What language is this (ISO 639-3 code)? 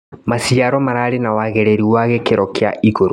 kik